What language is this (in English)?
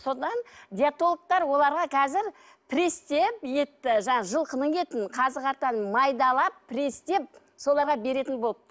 Kazakh